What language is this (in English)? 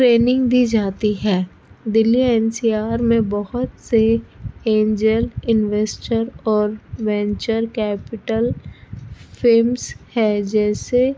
Urdu